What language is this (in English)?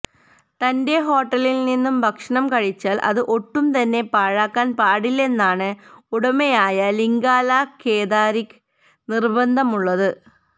Malayalam